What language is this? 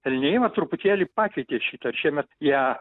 Lithuanian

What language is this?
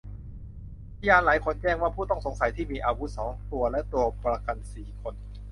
Thai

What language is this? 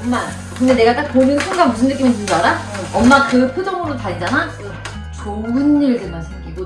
Korean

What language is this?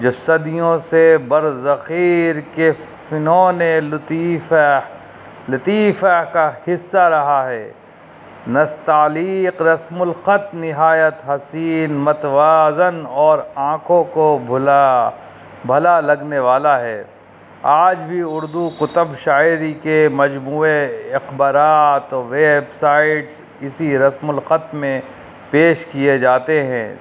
Urdu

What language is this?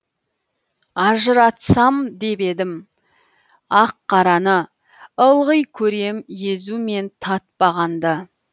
Kazakh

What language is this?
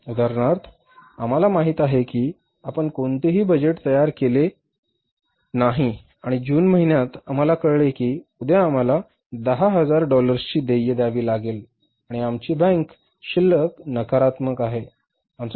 Marathi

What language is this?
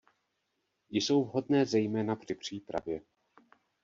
Czech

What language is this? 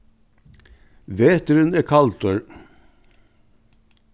Faroese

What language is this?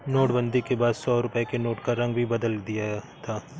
Hindi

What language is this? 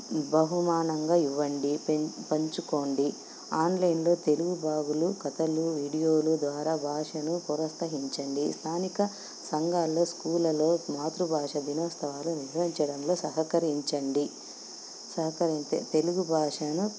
Telugu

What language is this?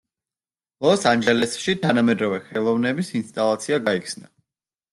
Georgian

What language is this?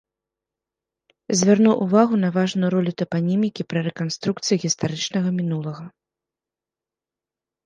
Belarusian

